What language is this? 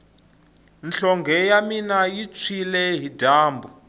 Tsonga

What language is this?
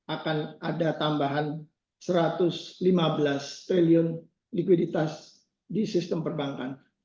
Indonesian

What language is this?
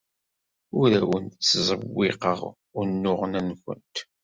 Kabyle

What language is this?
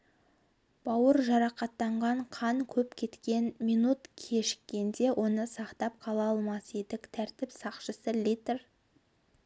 Kazakh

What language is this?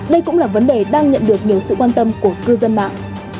Vietnamese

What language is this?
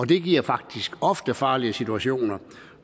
Danish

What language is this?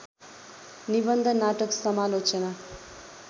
Nepali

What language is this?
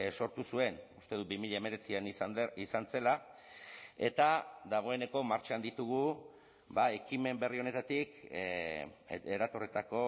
Basque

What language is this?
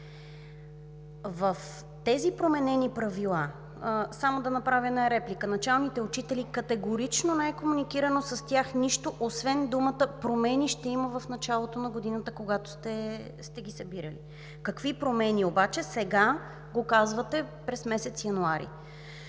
Bulgarian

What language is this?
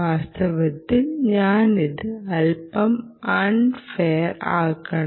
Malayalam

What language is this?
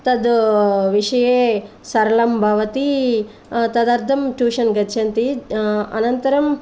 Sanskrit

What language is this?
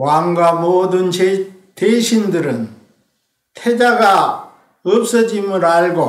Korean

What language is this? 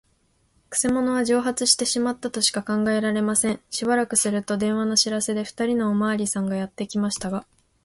Japanese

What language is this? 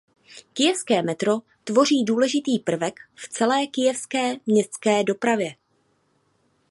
Czech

